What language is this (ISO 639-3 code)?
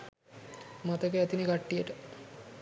sin